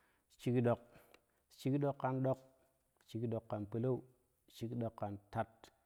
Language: Kushi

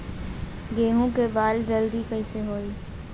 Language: Bhojpuri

